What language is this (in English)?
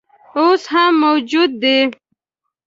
Pashto